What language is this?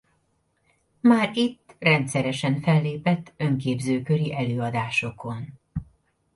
Hungarian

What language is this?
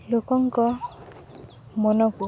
Odia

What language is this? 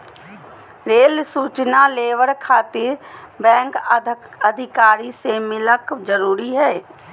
Magahi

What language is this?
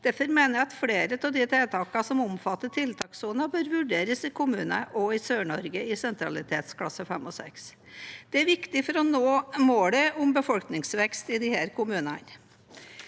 Norwegian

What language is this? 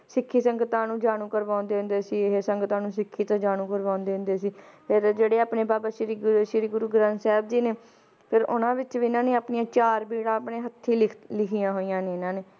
Punjabi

